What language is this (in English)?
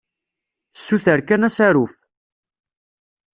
Kabyle